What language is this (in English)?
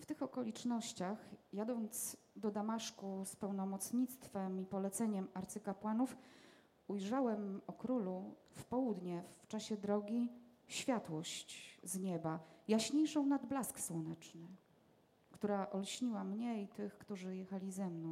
Polish